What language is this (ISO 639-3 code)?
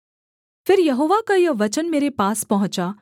hin